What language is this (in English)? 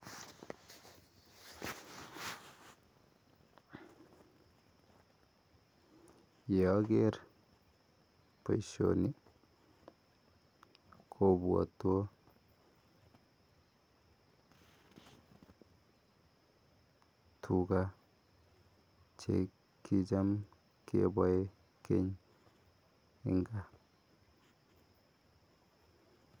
Kalenjin